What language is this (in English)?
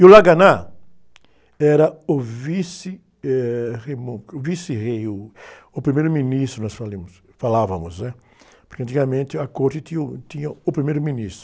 Portuguese